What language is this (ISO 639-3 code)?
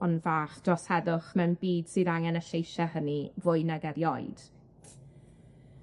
cym